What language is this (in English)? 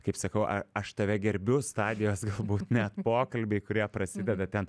Lithuanian